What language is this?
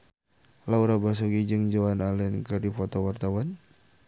Sundanese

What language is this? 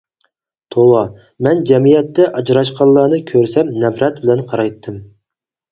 Uyghur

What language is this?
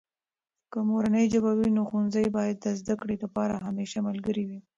Pashto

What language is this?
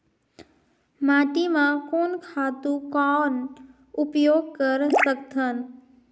Chhattisgarhi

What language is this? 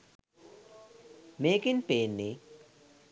Sinhala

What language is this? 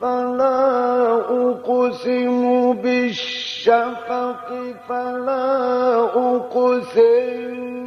Arabic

